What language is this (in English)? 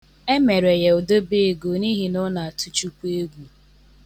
Igbo